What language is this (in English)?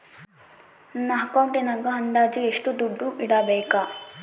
Kannada